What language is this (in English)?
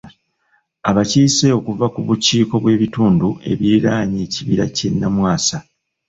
Ganda